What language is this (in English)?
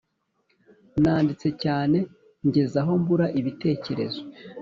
Kinyarwanda